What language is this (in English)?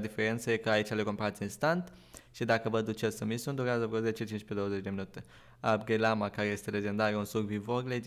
Romanian